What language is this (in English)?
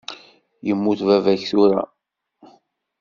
Kabyle